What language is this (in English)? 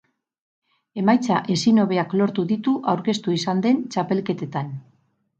Basque